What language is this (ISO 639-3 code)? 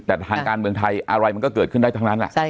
tha